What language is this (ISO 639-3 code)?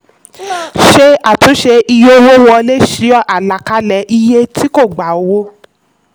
yor